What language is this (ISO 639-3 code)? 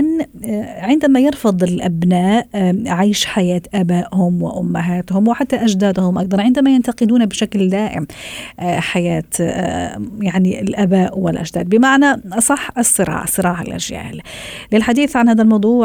ara